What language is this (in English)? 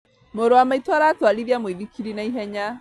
Kikuyu